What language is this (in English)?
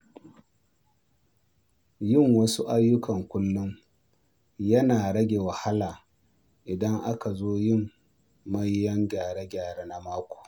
Hausa